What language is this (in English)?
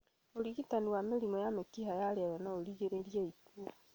Kikuyu